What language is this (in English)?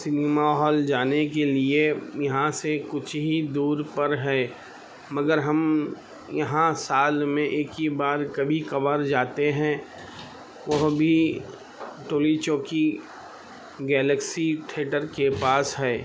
Urdu